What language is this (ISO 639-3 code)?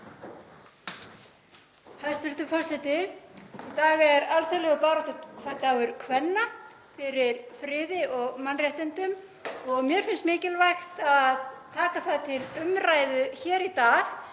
isl